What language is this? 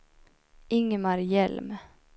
Swedish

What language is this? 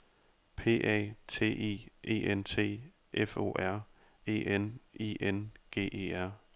Danish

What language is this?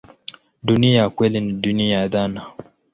Swahili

